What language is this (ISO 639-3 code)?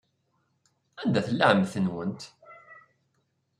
kab